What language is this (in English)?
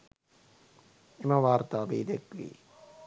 Sinhala